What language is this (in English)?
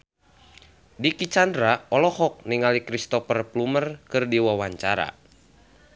Sundanese